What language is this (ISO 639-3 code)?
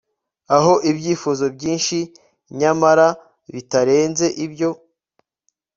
kin